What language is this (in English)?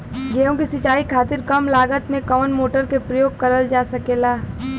Bhojpuri